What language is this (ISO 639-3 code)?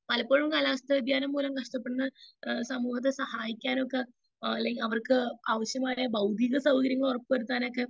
mal